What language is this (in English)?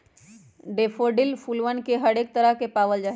Magahi